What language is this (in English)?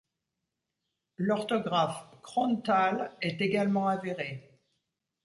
French